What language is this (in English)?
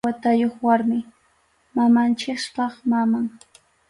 Arequipa-La Unión Quechua